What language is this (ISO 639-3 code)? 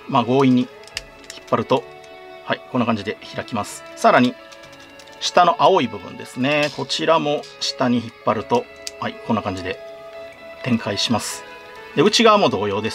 jpn